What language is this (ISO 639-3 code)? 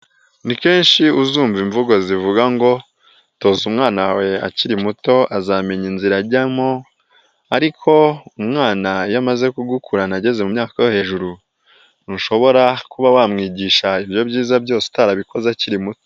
kin